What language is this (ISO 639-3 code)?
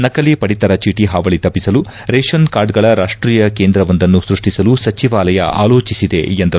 kan